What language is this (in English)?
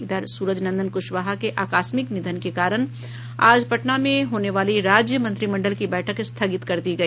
Hindi